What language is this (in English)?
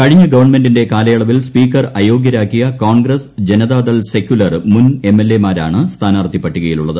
Malayalam